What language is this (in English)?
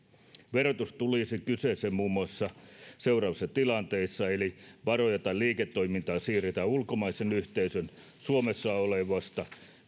Finnish